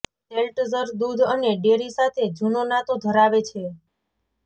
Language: Gujarati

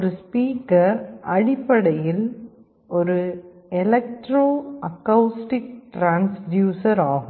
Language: Tamil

